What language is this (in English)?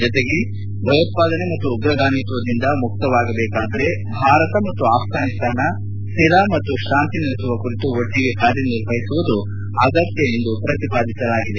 Kannada